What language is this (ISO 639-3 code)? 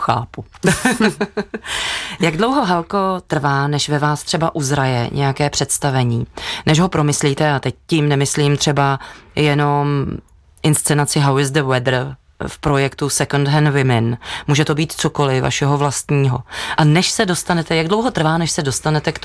ces